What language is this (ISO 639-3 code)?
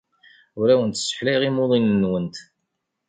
kab